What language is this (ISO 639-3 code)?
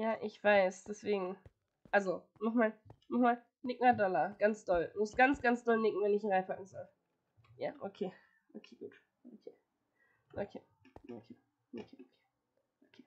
deu